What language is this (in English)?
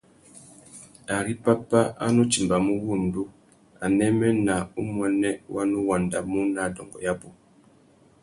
Tuki